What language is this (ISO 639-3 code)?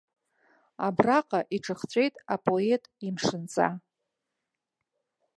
abk